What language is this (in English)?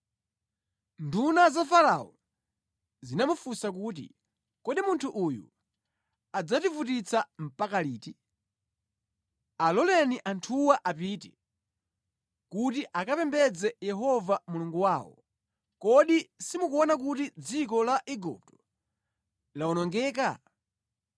Nyanja